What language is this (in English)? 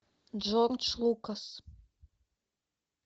Russian